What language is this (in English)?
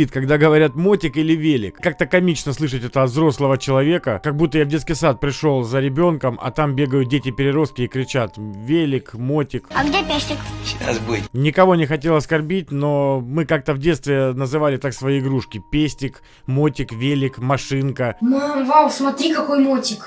Russian